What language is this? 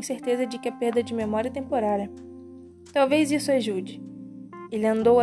Portuguese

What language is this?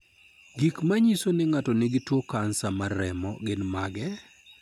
Luo (Kenya and Tanzania)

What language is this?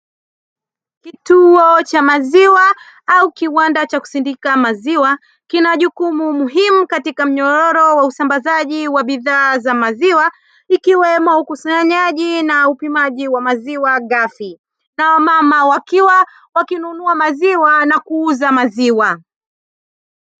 Swahili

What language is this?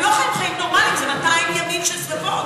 Hebrew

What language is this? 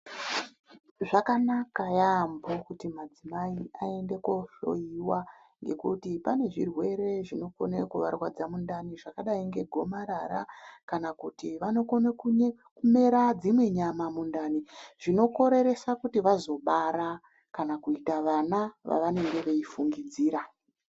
Ndau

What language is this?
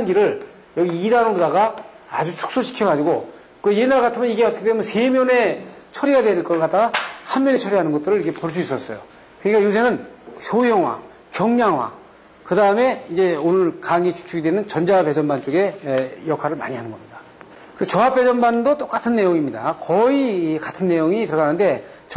Korean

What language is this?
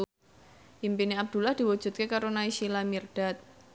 Javanese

